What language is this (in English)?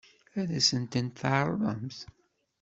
Kabyle